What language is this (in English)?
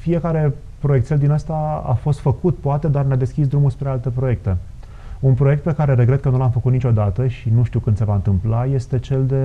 Romanian